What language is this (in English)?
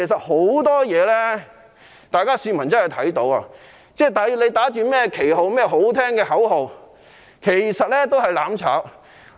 Cantonese